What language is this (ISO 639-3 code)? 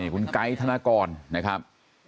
tha